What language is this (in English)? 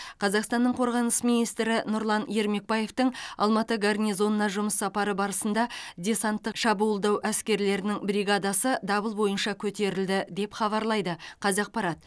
Kazakh